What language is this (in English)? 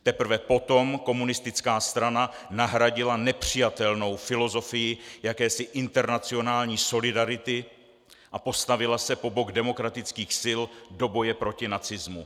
Czech